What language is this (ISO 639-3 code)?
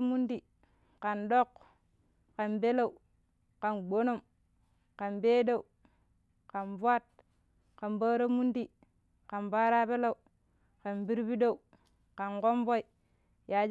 pip